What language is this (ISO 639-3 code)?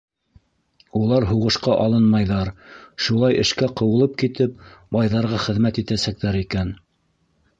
bak